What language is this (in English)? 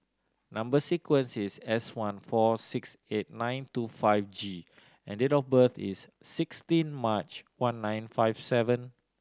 English